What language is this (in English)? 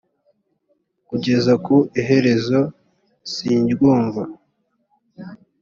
Kinyarwanda